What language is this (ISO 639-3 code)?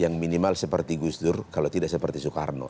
ind